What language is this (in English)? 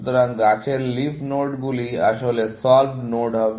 Bangla